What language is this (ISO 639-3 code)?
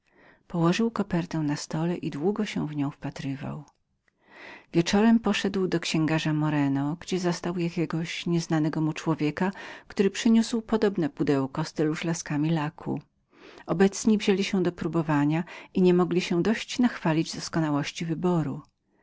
pol